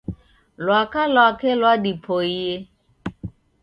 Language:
Taita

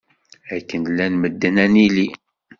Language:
Kabyle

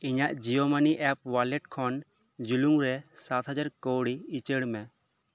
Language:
Santali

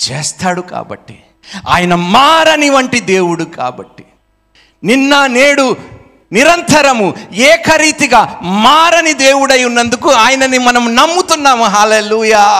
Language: Telugu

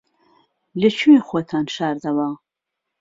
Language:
Central Kurdish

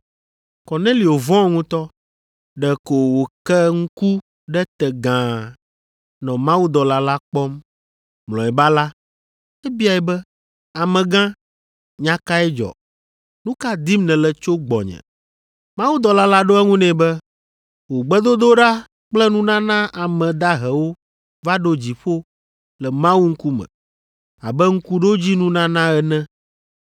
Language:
Ewe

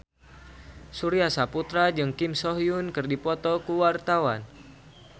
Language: Sundanese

